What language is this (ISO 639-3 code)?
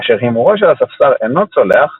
heb